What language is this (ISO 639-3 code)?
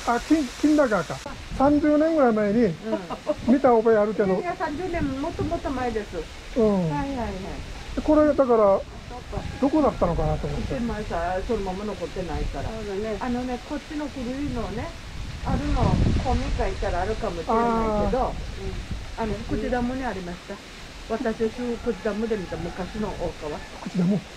jpn